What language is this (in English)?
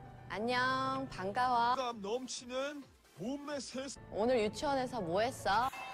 Korean